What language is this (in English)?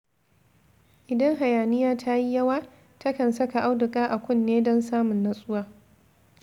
Hausa